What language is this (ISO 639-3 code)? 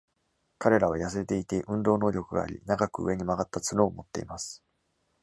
jpn